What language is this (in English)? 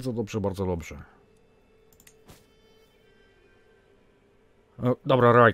Polish